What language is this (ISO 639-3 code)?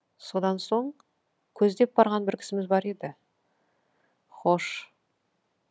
kaz